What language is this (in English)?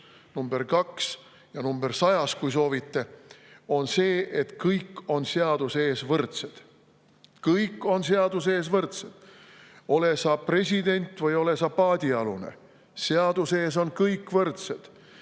Estonian